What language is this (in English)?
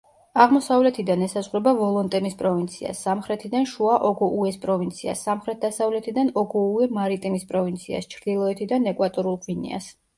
Georgian